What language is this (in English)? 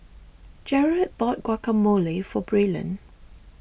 English